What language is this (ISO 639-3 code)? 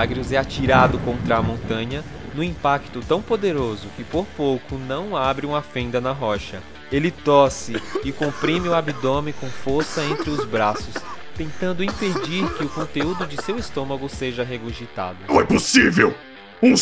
por